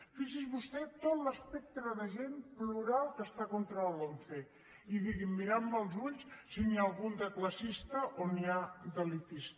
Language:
Catalan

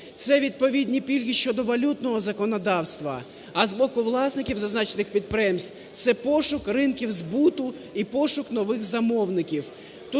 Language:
Ukrainian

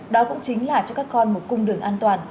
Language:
Vietnamese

